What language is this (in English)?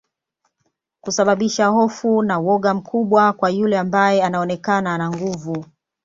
Swahili